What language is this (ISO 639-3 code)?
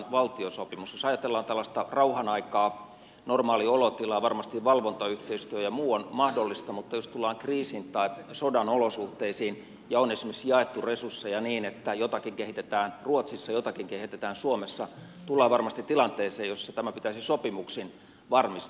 fin